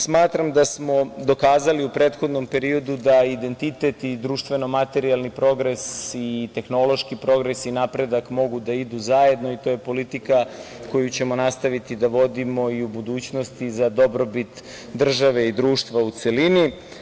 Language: Serbian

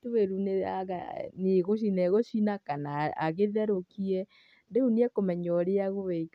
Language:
Kikuyu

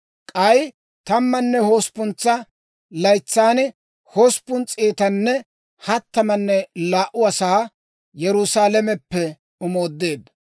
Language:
Dawro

